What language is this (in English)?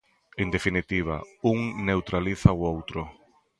Galician